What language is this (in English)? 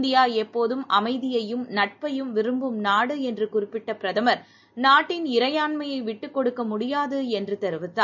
Tamil